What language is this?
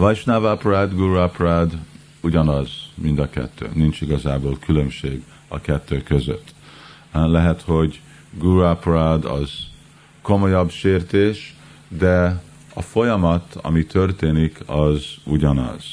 Hungarian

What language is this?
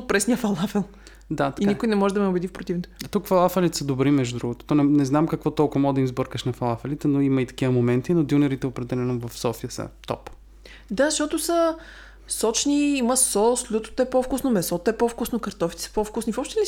Bulgarian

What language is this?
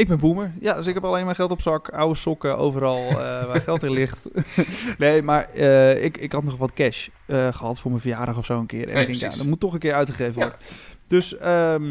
Dutch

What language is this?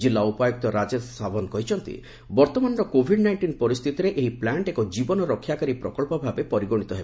Odia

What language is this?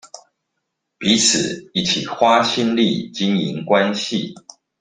Chinese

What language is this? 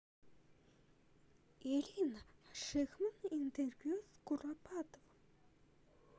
Russian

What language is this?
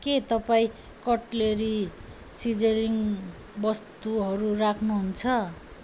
Nepali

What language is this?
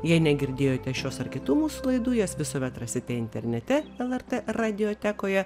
Lithuanian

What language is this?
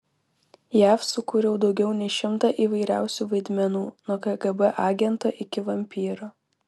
Lithuanian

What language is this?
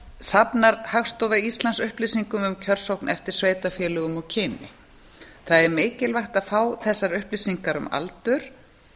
Icelandic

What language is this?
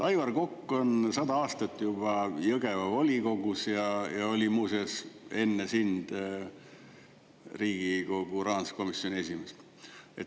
Estonian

